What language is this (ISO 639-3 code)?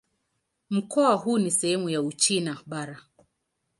swa